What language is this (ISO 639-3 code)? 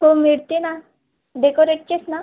mar